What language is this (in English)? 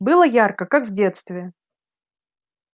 Russian